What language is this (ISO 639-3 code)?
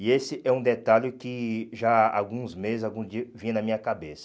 por